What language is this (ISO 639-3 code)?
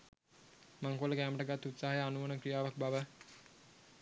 sin